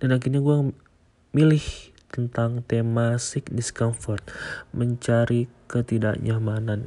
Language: Indonesian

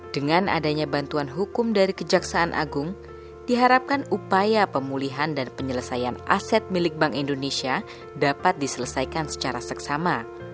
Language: Indonesian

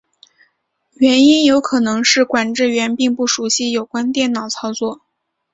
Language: Chinese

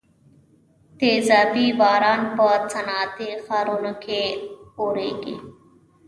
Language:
Pashto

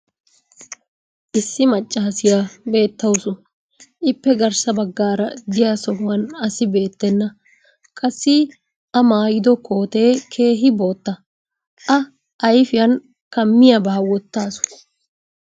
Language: Wolaytta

